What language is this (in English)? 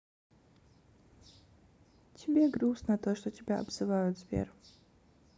Russian